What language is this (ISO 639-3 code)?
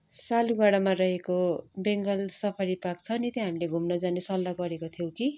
nep